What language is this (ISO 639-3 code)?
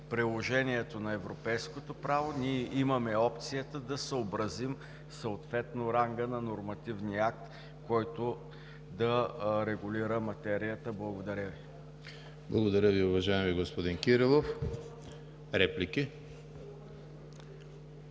bul